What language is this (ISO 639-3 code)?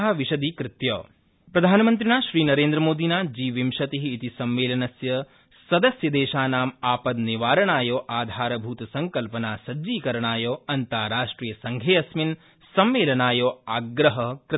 san